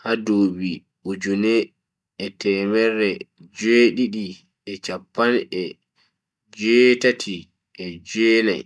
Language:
Bagirmi Fulfulde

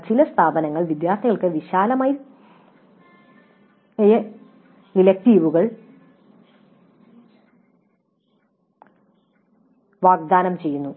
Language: Malayalam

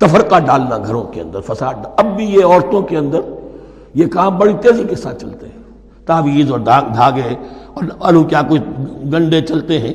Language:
Urdu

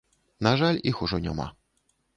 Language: Belarusian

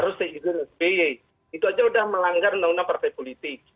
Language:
Indonesian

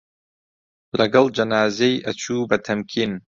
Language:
Central Kurdish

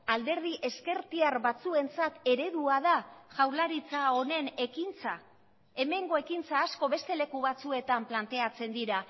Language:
Basque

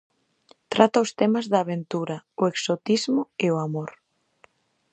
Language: Galician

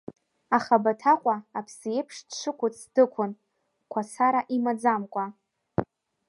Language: Abkhazian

